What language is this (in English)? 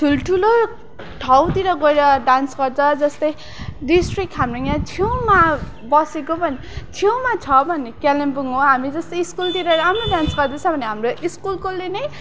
Nepali